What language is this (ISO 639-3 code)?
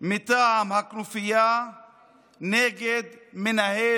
heb